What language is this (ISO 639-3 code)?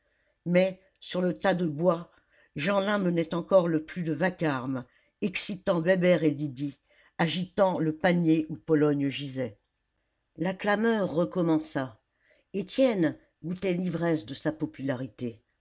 fra